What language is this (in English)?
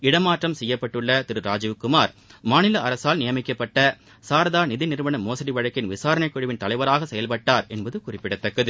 Tamil